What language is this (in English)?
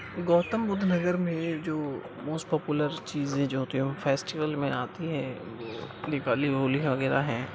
Urdu